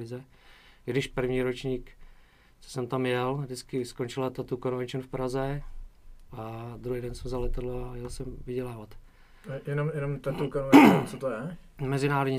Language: Czech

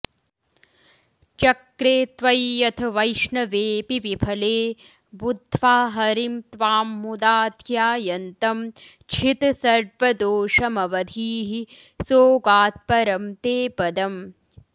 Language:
Sanskrit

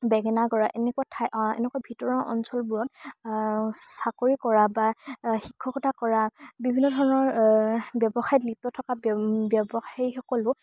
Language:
Assamese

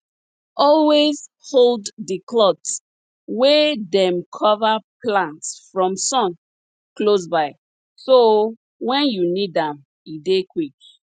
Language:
Nigerian Pidgin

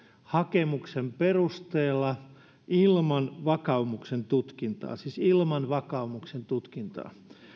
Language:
Finnish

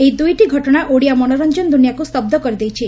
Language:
Odia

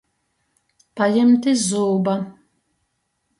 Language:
Latgalian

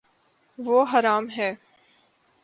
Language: Urdu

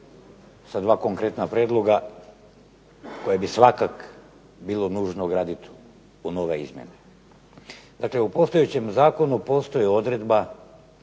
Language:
Croatian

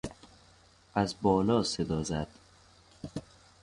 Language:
Persian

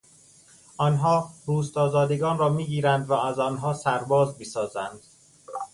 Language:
Persian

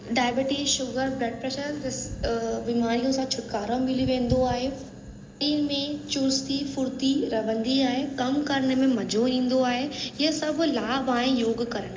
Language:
Sindhi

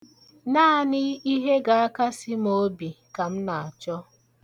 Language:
Igbo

